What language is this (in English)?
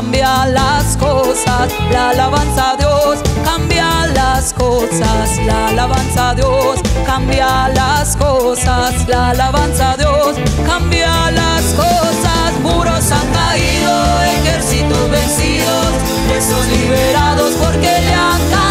Spanish